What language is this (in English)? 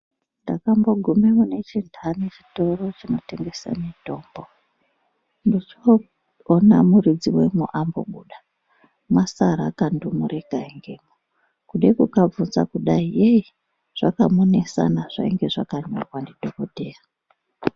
Ndau